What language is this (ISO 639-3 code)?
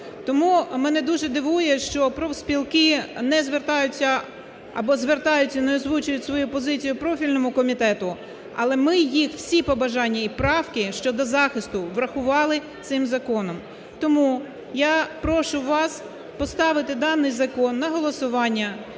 ukr